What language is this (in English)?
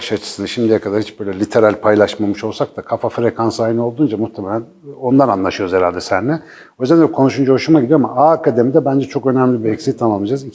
Turkish